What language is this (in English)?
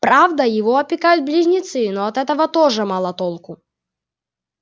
Russian